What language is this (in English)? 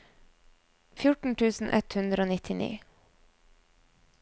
Norwegian